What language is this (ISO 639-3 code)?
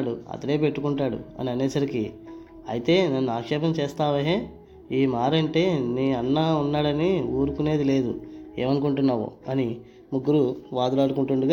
tel